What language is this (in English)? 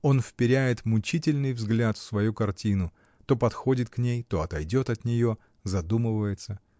Russian